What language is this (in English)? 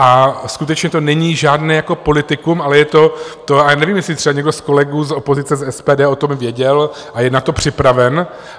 Czech